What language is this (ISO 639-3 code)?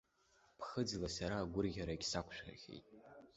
abk